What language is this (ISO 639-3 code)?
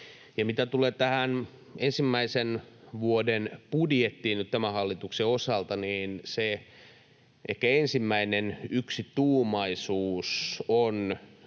fin